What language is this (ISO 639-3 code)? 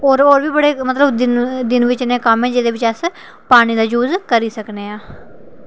doi